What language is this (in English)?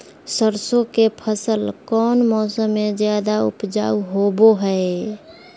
Magahi